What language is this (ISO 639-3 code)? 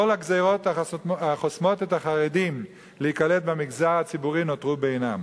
heb